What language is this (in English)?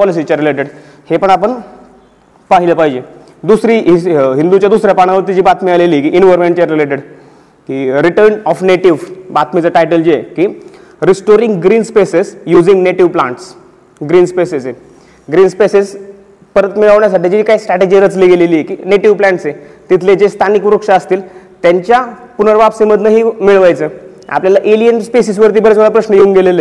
Marathi